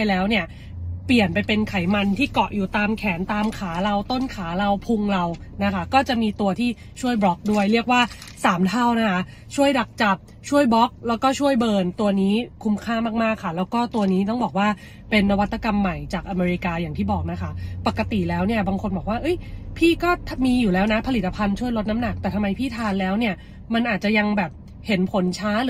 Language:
Thai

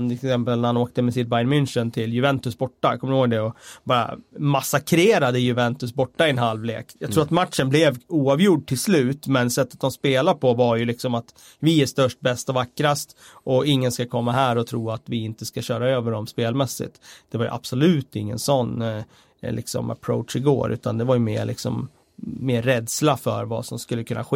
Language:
Swedish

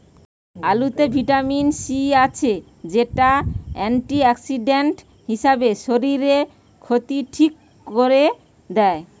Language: Bangla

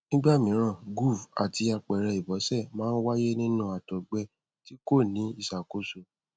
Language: Yoruba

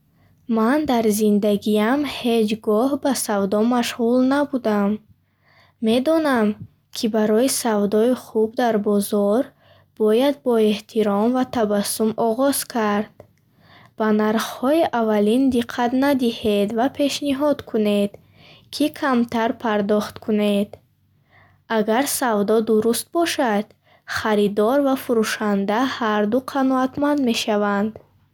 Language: Bukharic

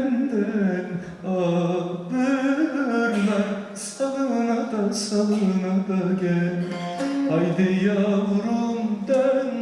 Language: Turkish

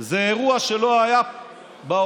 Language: Hebrew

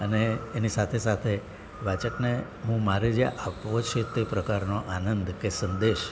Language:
Gujarati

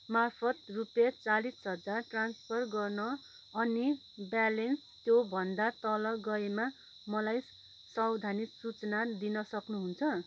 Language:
Nepali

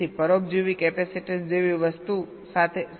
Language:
Gujarati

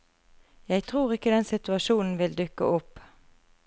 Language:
Norwegian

